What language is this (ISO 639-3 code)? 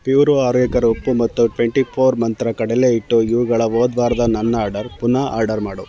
kan